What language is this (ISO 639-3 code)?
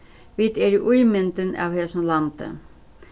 fao